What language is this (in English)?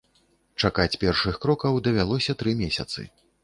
Belarusian